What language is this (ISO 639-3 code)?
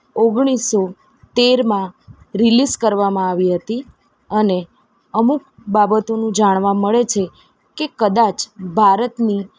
guj